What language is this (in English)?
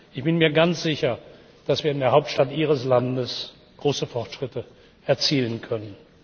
German